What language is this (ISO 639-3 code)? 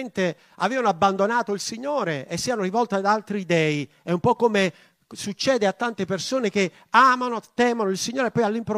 ita